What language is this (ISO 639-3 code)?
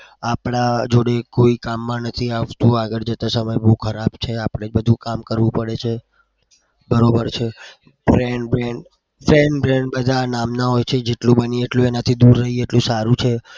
guj